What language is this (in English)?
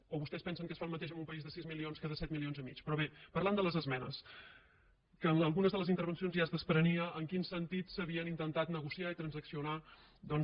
Catalan